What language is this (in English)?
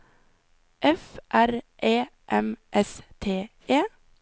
Norwegian